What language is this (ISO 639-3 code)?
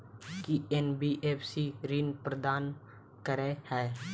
mai